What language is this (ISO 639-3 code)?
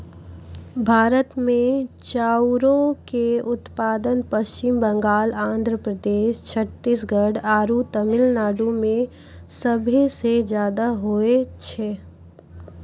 mai